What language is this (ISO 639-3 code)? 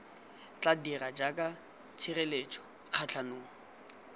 tsn